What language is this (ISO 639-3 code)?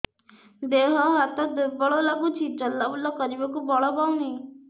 ori